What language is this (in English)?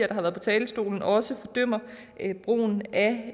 Danish